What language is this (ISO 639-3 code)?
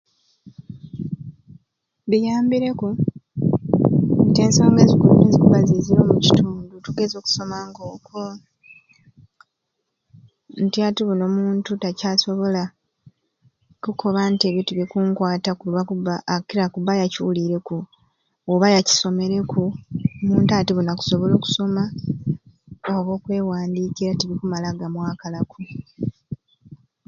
ruc